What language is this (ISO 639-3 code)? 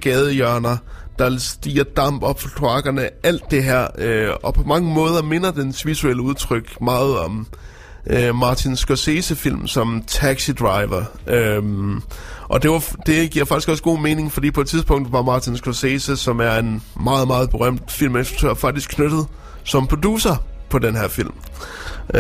dan